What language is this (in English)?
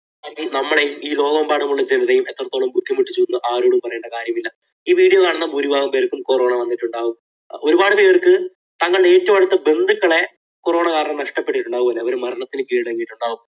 Malayalam